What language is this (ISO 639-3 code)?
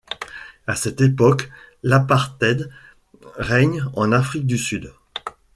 fra